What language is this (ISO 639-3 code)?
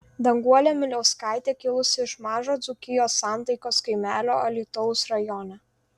lit